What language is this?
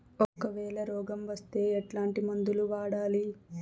Telugu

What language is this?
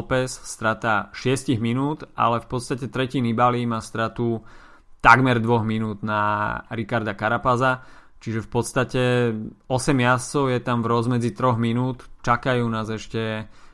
Slovak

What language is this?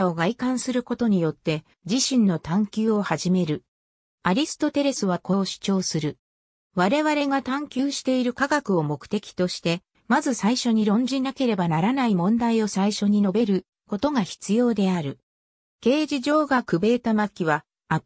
Japanese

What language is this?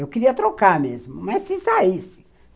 Portuguese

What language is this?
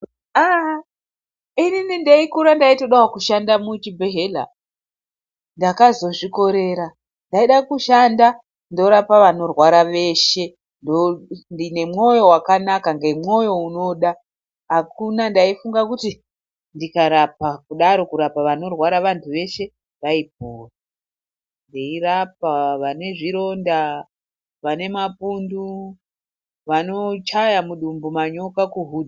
Ndau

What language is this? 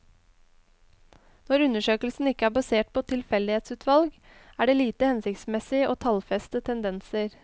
Norwegian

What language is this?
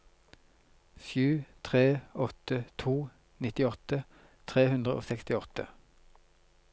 Norwegian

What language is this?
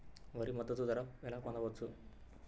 Telugu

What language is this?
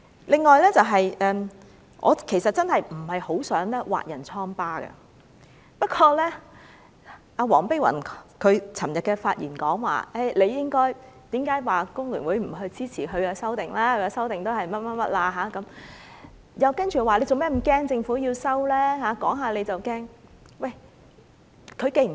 Cantonese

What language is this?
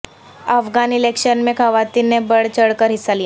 Urdu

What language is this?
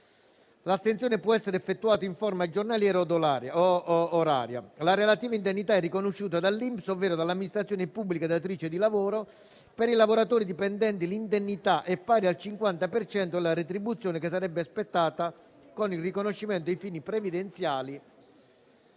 Italian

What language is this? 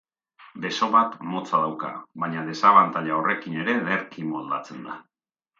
Basque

